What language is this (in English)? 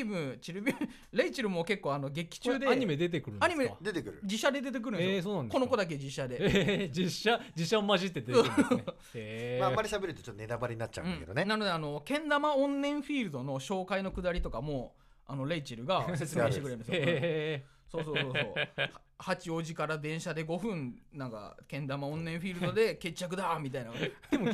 Japanese